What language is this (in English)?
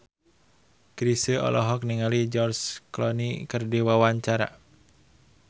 Sundanese